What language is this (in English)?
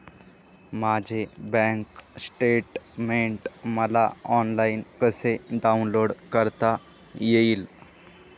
Marathi